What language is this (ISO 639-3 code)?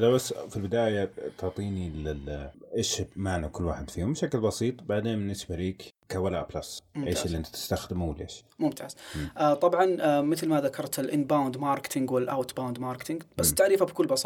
ara